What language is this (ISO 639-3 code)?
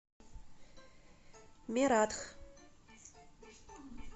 rus